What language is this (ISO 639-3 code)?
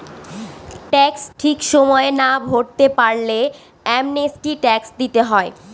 ben